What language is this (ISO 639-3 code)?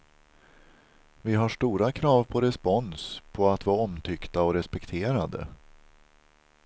swe